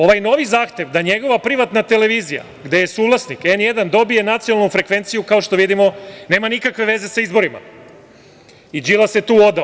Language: Serbian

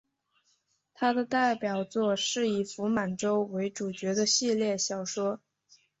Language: Chinese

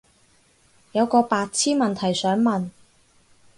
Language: Cantonese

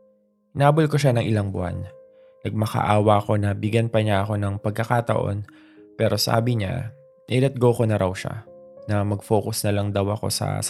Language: Filipino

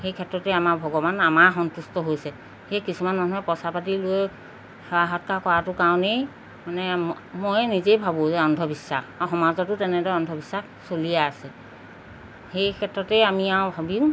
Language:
Assamese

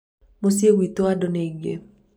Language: Kikuyu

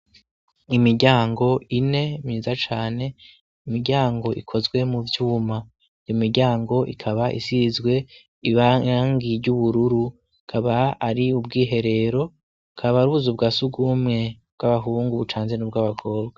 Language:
Rundi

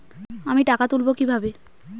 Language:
Bangla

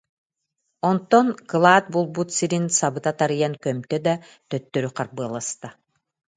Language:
Yakut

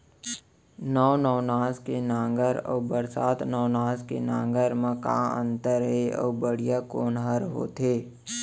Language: Chhattisgarhi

